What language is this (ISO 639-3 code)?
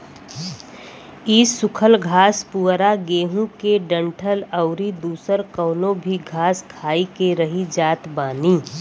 bho